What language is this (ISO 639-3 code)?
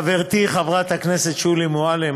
heb